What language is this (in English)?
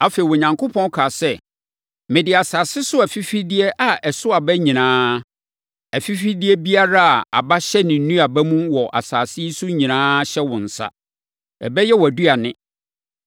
Akan